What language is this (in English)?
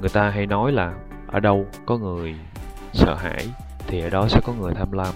Vietnamese